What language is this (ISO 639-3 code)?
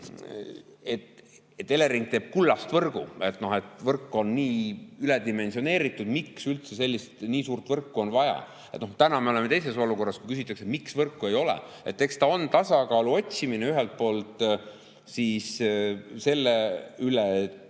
est